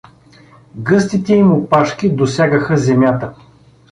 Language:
Bulgarian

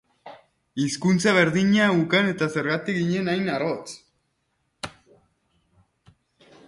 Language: Basque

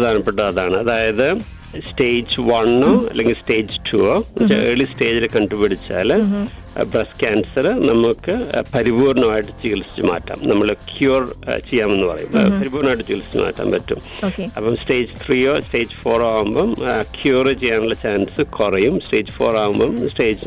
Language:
Malayalam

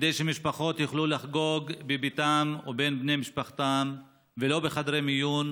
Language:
Hebrew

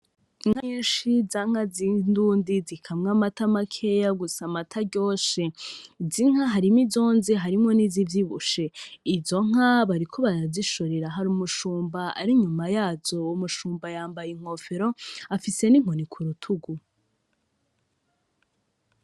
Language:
Rundi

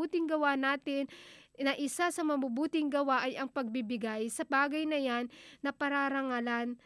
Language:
Filipino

